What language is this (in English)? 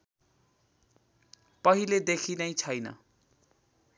Nepali